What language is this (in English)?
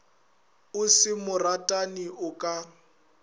Northern Sotho